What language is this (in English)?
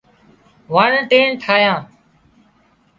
Wadiyara Koli